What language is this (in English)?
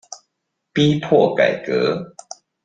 Chinese